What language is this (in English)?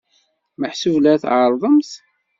Kabyle